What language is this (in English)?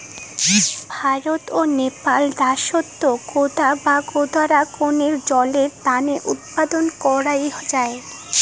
Bangla